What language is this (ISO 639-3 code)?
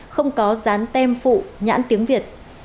vie